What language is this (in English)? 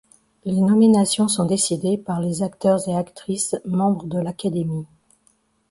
French